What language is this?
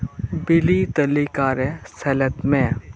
Santali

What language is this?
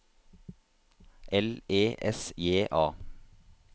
Norwegian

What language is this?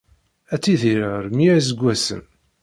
Kabyle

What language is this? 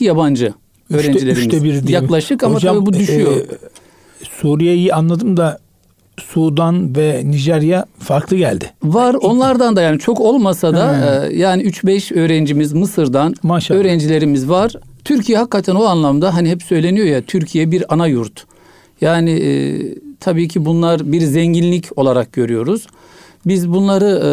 Turkish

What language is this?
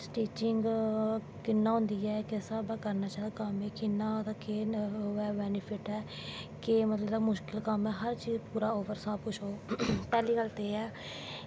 Dogri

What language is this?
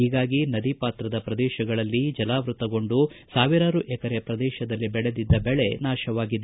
Kannada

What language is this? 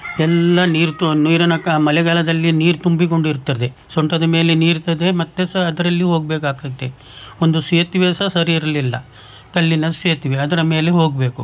Kannada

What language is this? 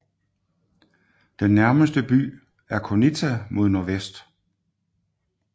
Danish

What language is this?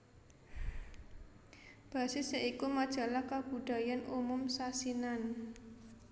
Javanese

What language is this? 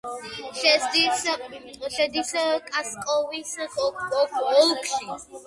Georgian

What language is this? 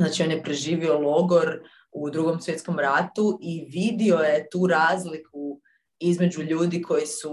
Croatian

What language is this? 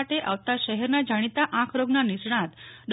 Gujarati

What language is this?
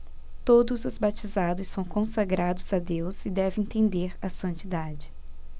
Portuguese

